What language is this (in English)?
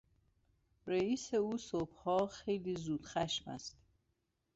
Persian